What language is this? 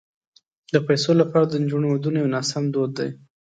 Pashto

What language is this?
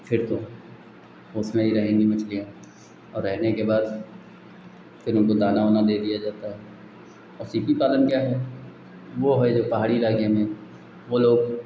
Hindi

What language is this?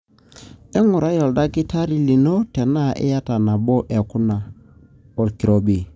Masai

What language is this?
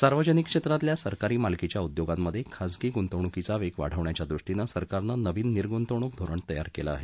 Marathi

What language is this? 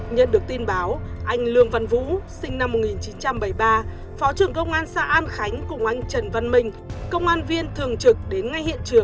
Vietnamese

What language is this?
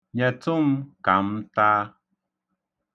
Igbo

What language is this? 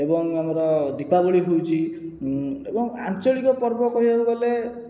Odia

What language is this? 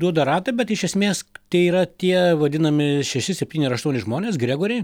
Lithuanian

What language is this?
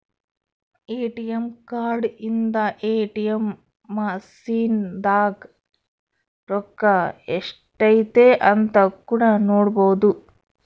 Kannada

